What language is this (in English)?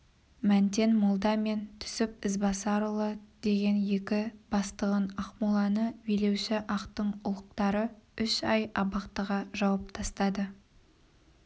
Kazakh